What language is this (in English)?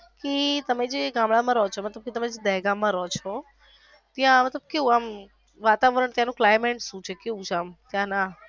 Gujarati